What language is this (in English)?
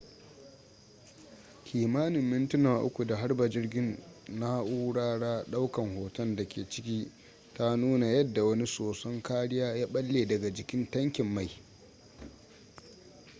Hausa